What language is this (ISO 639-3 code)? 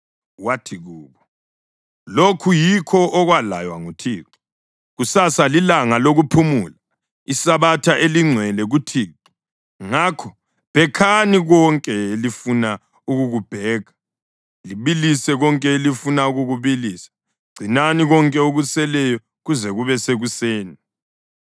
nde